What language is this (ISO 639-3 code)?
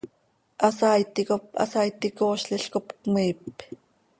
sei